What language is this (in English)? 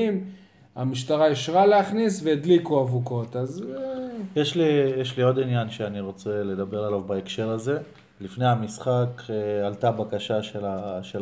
Hebrew